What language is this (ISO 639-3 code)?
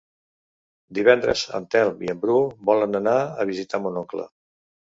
cat